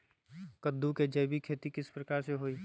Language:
Magahi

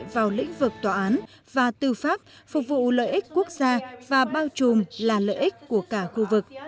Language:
Vietnamese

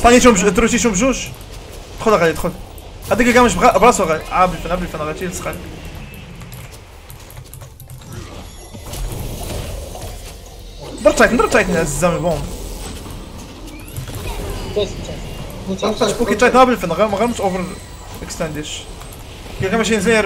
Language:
Arabic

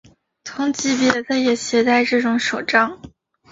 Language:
Chinese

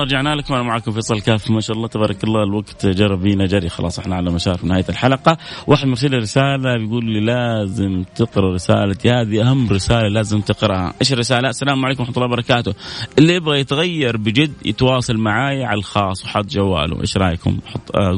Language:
Arabic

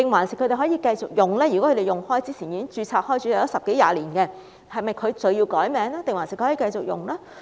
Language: Cantonese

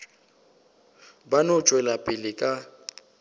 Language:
Northern Sotho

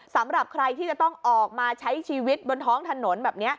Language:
Thai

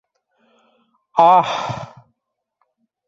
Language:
Bashkir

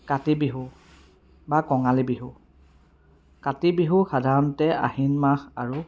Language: Assamese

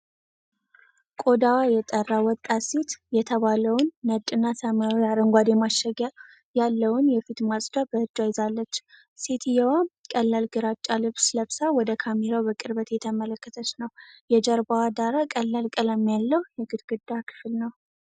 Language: Amharic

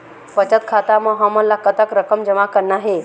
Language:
Chhattisgarhi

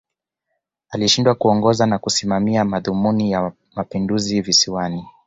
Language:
Swahili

